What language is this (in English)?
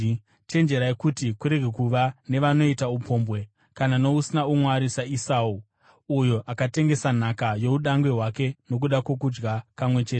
Shona